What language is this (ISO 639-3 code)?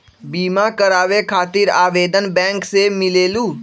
mag